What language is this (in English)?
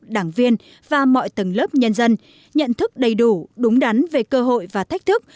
Vietnamese